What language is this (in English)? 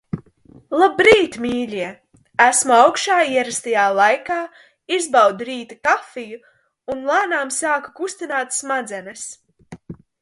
Latvian